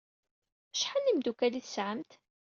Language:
Kabyle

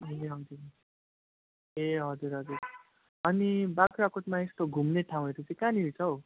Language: Nepali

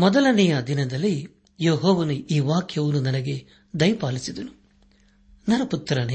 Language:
Kannada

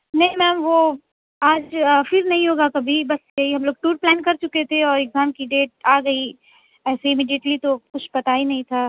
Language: Urdu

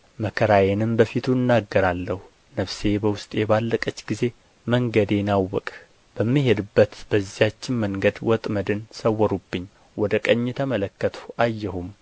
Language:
Amharic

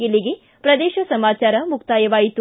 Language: Kannada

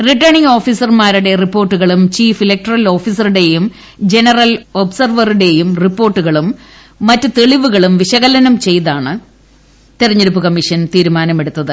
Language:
Malayalam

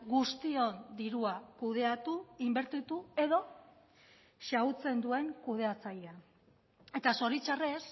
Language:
Basque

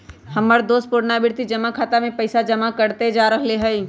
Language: Magahi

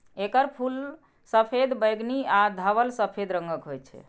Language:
Maithili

